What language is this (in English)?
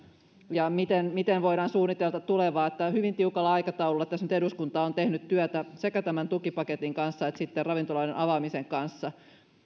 Finnish